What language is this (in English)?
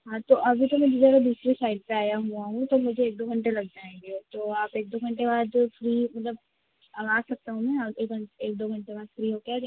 Hindi